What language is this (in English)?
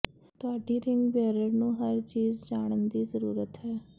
Punjabi